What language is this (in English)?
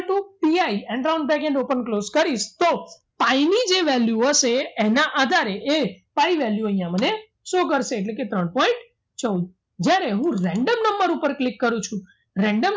Gujarati